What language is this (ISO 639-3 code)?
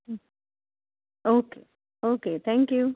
kok